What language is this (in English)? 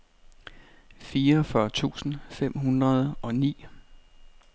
Danish